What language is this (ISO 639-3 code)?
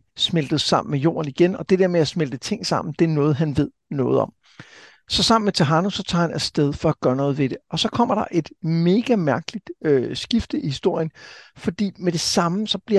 dan